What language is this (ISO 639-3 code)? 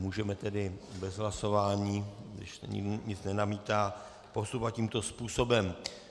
ces